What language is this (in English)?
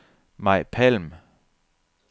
Danish